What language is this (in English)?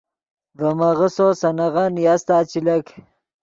Yidgha